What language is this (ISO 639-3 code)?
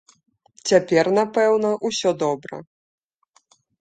bel